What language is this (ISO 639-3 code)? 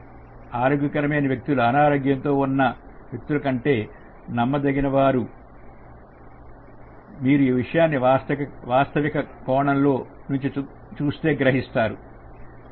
tel